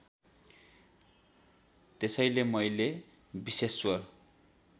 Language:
Nepali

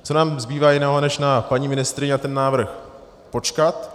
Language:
Czech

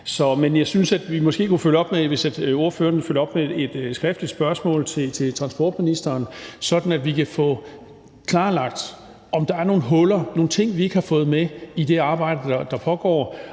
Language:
Danish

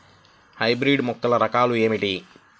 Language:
Telugu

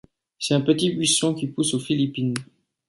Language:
French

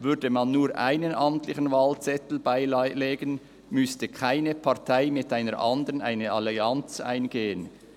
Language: Swiss German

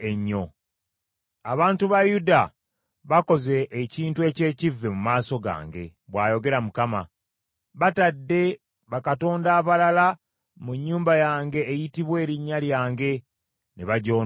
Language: Ganda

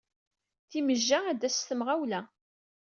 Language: Kabyle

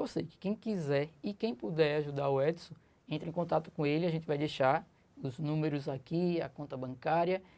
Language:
Portuguese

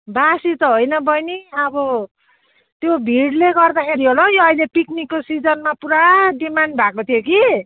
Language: Nepali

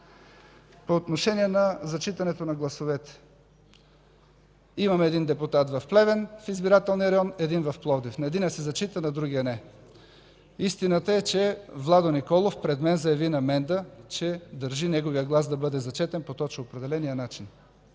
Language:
Bulgarian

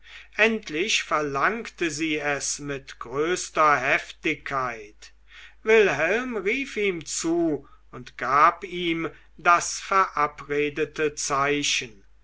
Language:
German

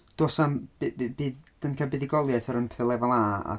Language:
Welsh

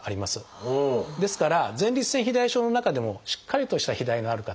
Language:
Japanese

